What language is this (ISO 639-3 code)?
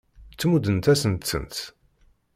kab